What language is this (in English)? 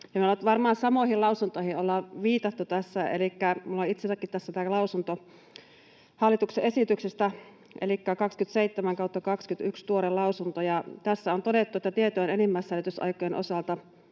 Finnish